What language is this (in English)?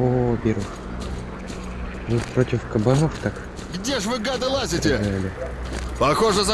Russian